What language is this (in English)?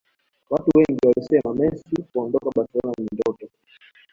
Swahili